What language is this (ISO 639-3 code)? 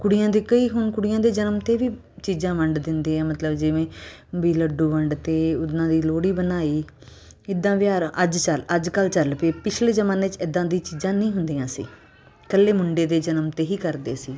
pan